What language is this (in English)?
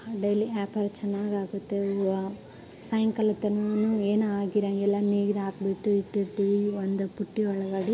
Kannada